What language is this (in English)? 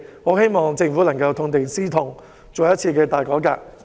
Cantonese